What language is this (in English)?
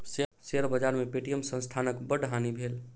Maithili